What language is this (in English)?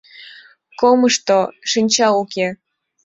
Mari